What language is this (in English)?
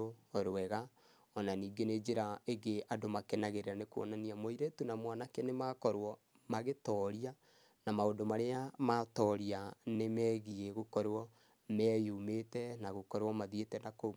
Kikuyu